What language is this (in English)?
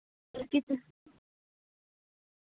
Dogri